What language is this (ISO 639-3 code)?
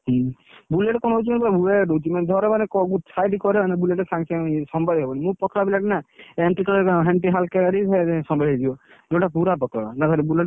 ori